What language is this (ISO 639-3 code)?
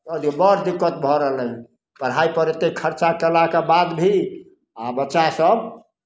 mai